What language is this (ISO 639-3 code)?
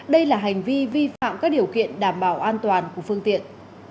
vie